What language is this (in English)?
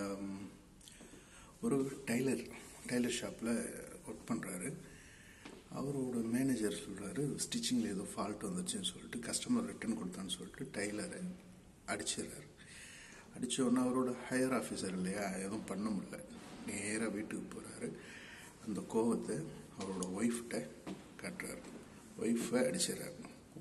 Hindi